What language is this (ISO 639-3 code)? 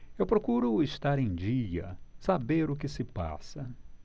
por